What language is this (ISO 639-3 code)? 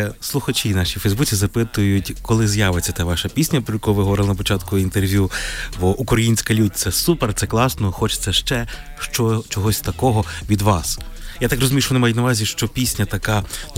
ukr